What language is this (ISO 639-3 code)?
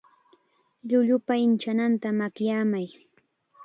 qxa